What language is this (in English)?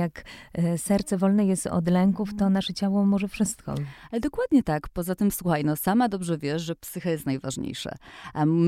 Polish